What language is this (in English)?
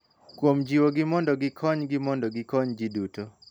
Luo (Kenya and Tanzania)